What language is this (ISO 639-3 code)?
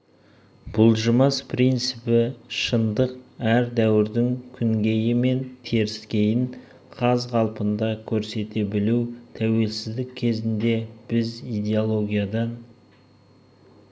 kaz